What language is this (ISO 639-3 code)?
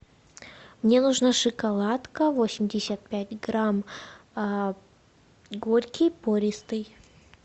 rus